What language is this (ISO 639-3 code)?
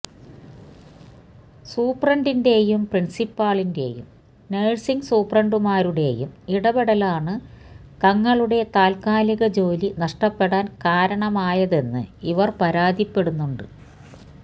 mal